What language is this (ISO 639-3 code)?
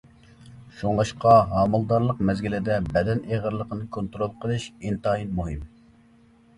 uig